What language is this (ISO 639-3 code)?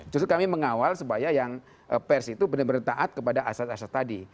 ind